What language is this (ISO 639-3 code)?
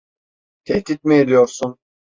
tur